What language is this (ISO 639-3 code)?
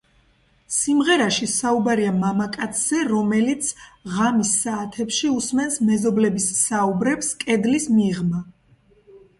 kat